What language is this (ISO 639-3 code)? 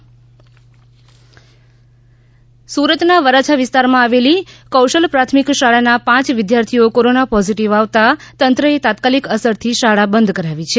guj